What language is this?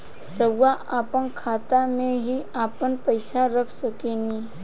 Bhojpuri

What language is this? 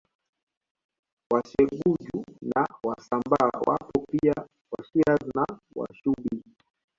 Swahili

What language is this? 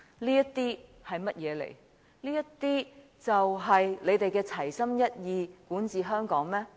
Cantonese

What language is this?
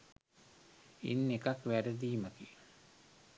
Sinhala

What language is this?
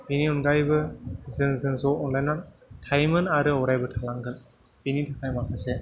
Bodo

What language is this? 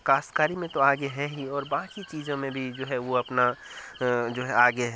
Urdu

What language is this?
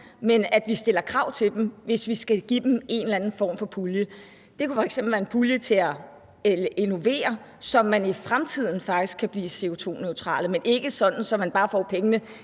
Danish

